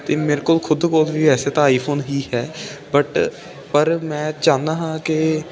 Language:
Punjabi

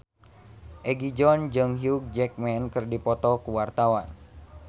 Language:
Sundanese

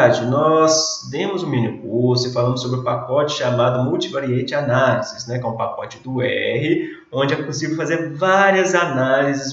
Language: Portuguese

